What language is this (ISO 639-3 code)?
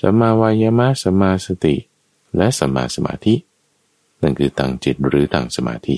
tha